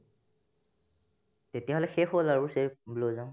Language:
Assamese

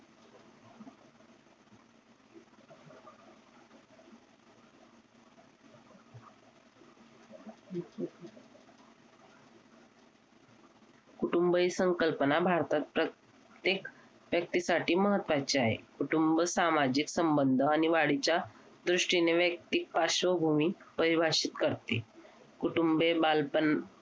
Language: Marathi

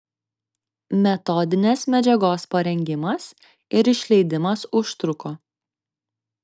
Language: Lithuanian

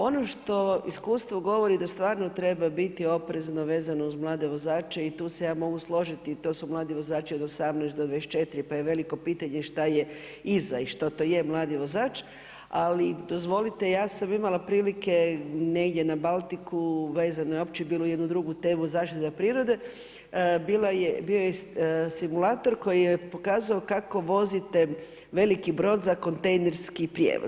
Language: Croatian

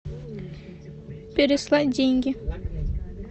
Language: Russian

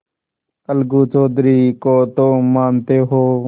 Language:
Hindi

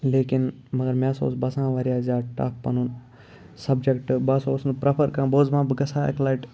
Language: Kashmiri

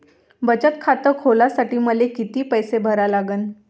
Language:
Marathi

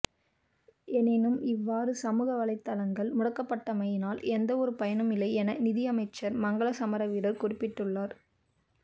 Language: Tamil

